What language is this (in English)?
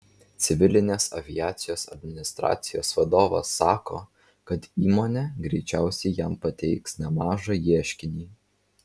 Lithuanian